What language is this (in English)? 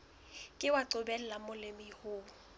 Southern Sotho